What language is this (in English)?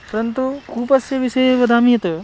Sanskrit